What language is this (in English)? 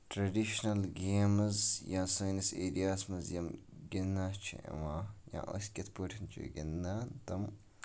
Kashmiri